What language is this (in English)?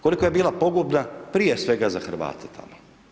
Croatian